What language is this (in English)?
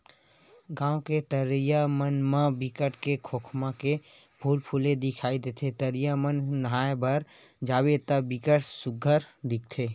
Chhattisgarhi